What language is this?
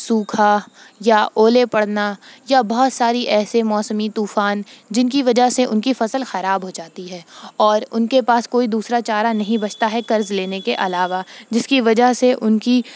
Urdu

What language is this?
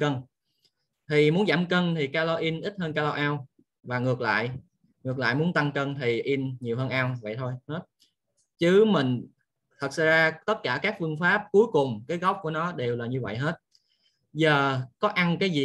Vietnamese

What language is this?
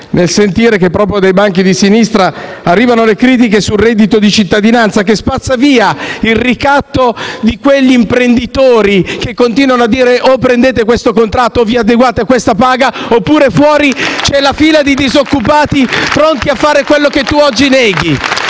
Italian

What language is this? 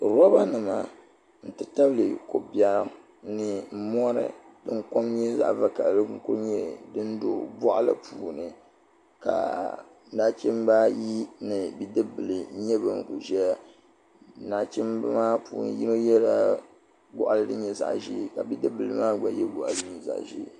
Dagbani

